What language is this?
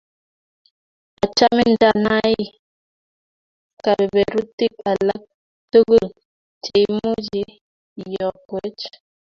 Kalenjin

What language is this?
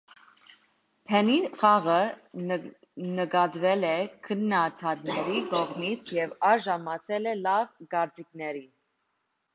Armenian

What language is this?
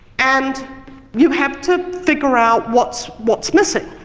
English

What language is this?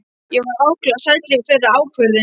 Icelandic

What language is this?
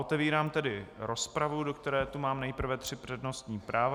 Czech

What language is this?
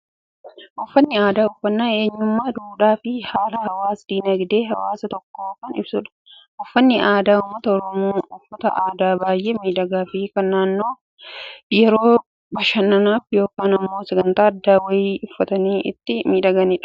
Oromo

